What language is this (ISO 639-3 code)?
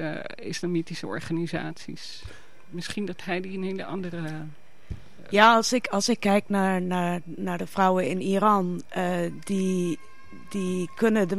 nld